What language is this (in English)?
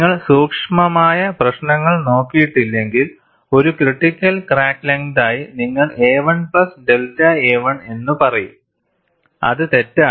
Malayalam